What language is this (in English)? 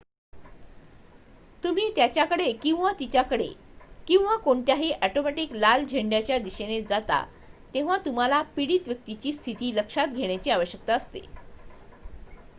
Marathi